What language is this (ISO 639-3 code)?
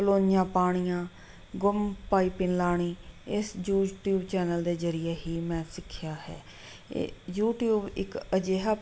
pan